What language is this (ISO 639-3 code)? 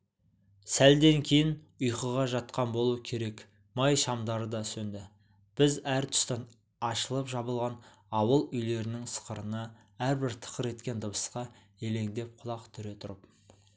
kaz